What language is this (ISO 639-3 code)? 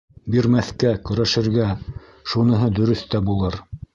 bak